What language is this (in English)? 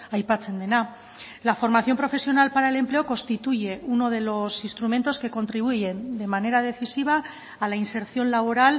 Spanish